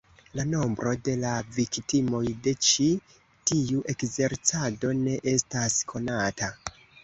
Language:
Esperanto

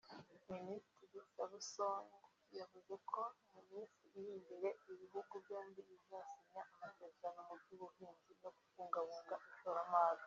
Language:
Kinyarwanda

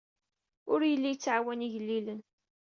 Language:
Kabyle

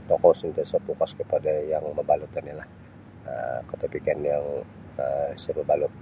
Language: Sabah Bisaya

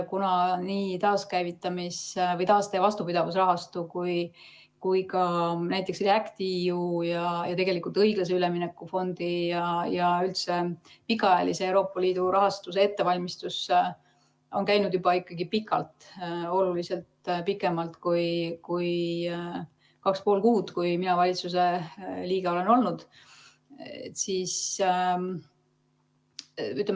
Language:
Estonian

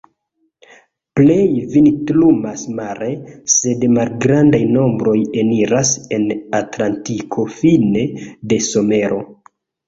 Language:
Esperanto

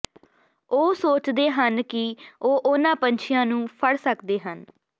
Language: Punjabi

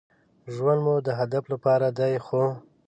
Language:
Pashto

